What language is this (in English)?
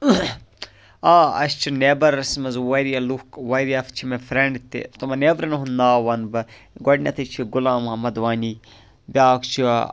Kashmiri